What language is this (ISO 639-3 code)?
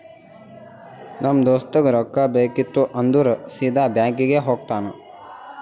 kan